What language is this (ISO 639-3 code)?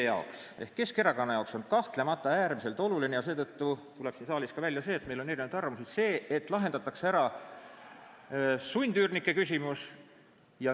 est